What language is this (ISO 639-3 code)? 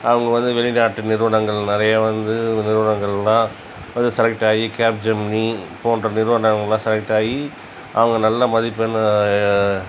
tam